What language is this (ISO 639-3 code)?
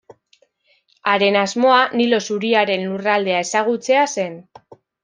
eus